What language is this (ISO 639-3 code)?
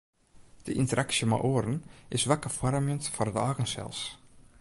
fry